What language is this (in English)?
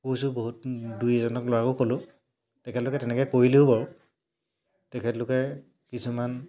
Assamese